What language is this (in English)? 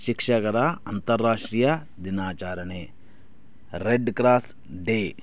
Kannada